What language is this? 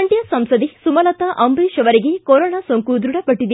Kannada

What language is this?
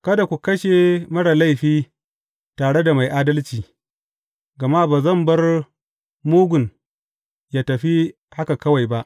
Hausa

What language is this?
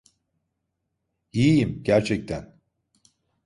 Turkish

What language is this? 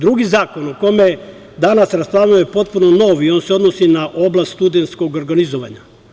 Serbian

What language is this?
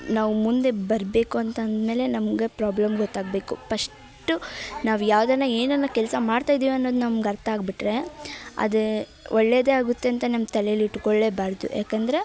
Kannada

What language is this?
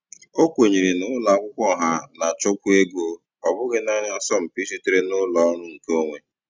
Igbo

